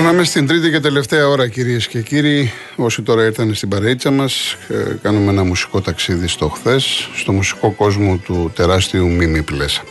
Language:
Greek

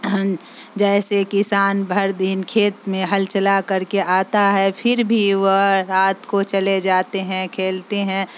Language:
Urdu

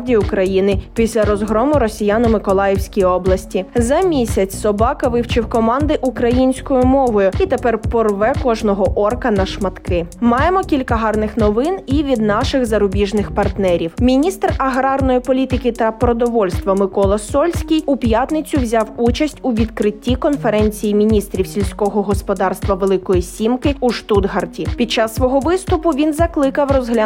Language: Ukrainian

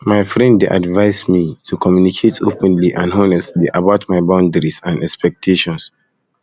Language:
Nigerian Pidgin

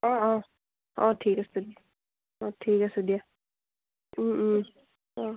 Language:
Assamese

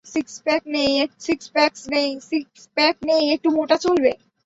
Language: Bangla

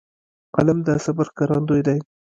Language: Pashto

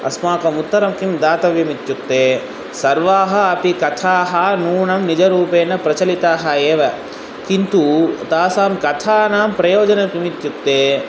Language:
Sanskrit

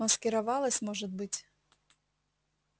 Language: Russian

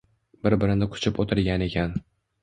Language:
Uzbek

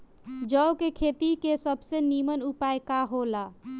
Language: Bhojpuri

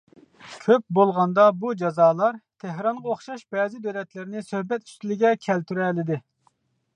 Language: Uyghur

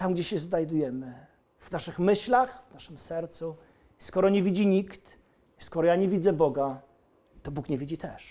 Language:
Polish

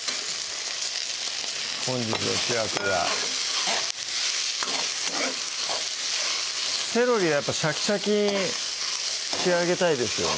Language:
Japanese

